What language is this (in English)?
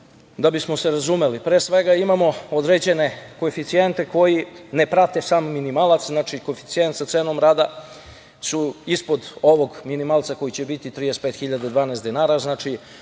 Serbian